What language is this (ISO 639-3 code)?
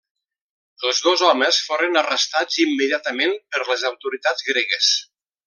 cat